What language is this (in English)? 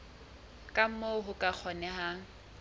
Southern Sotho